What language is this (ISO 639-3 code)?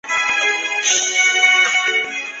zho